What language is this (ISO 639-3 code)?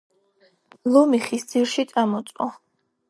kat